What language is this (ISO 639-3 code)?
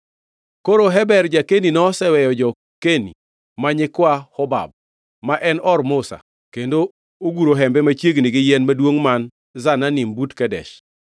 luo